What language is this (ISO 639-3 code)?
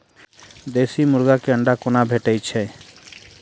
mai